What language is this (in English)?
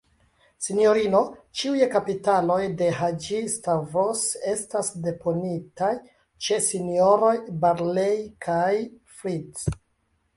Esperanto